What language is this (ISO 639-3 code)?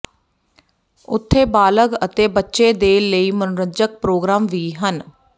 pan